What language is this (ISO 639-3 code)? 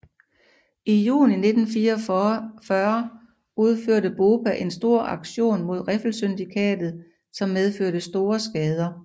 dan